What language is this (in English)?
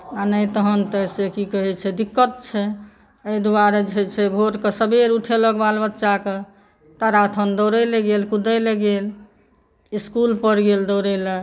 Maithili